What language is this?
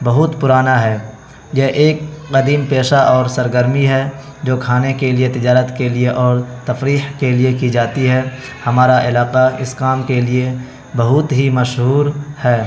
Urdu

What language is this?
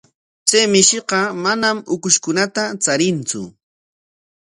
Corongo Ancash Quechua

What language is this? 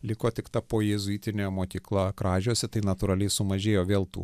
Lithuanian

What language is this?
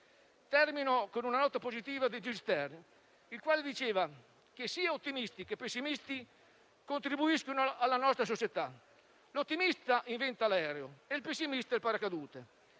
Italian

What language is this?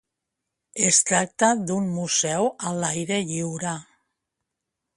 Catalan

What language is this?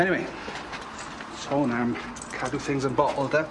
Welsh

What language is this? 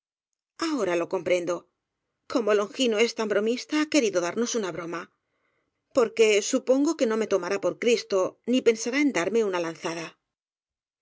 Spanish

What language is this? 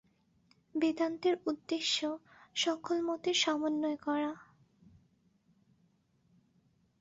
Bangla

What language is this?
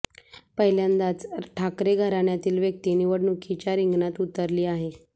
Marathi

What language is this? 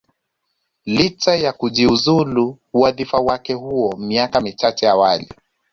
Swahili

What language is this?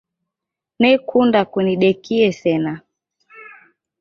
Taita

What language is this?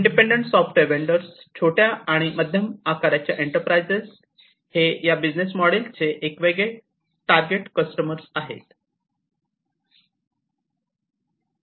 Marathi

